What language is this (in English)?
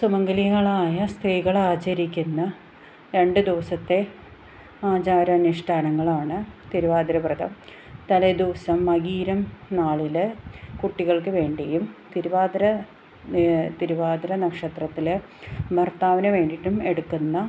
Malayalam